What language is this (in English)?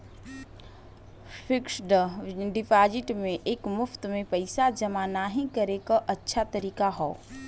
Bhojpuri